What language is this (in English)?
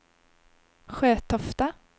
Swedish